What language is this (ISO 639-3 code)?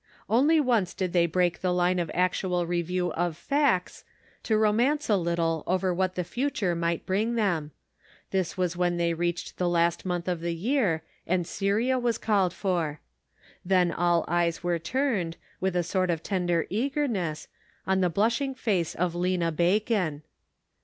eng